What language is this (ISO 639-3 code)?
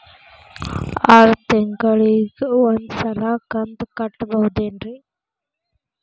kan